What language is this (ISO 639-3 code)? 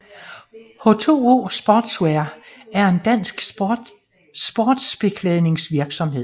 dan